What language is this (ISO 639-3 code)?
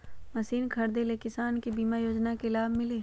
mag